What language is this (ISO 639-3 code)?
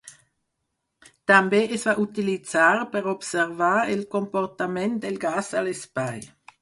cat